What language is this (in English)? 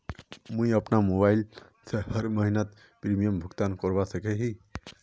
Magahi